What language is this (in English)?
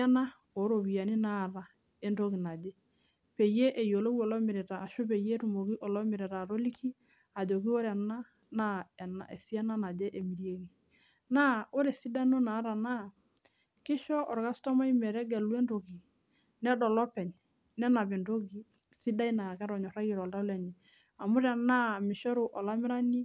Masai